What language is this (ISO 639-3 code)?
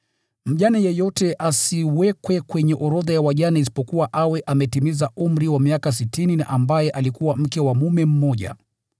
swa